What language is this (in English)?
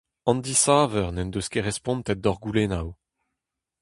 Breton